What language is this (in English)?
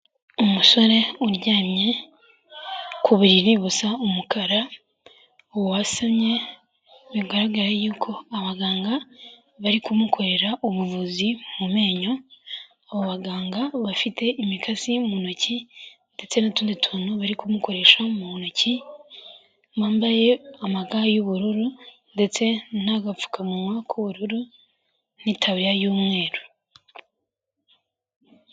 Kinyarwanda